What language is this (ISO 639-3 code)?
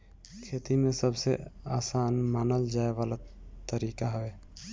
bho